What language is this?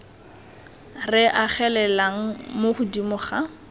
Tswana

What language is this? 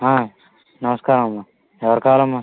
Telugu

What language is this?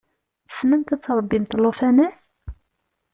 Kabyle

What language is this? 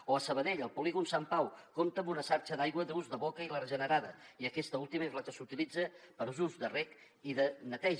Catalan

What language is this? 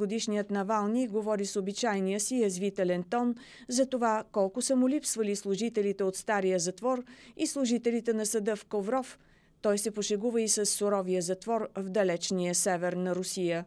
Bulgarian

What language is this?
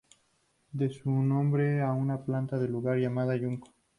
Spanish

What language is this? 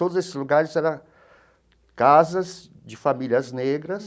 Portuguese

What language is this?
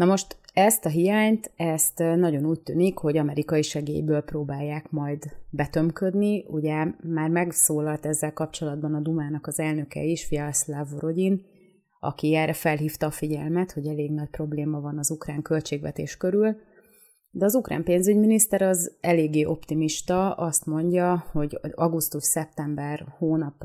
Hungarian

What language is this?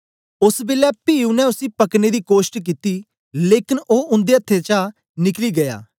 Dogri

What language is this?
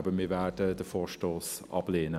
Swiss German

